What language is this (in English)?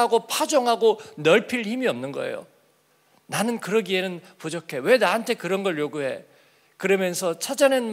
Korean